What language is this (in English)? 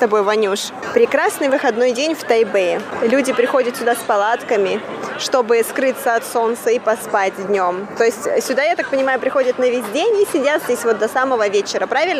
Russian